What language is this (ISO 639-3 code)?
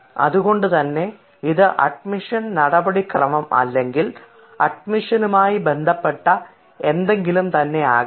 mal